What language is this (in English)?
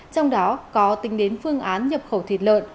Vietnamese